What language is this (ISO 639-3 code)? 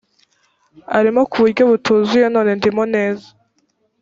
kin